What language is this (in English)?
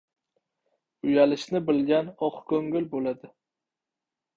Uzbek